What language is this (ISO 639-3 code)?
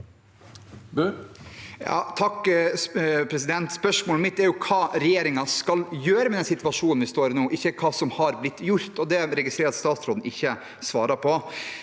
nor